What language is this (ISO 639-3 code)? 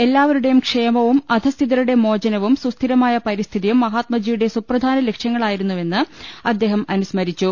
mal